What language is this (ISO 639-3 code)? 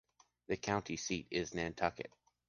eng